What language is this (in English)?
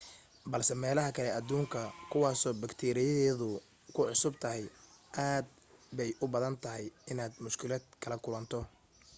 Somali